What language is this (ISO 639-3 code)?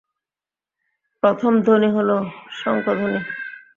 ben